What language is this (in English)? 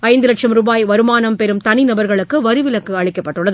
Tamil